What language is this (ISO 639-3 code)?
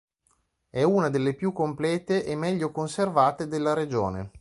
ita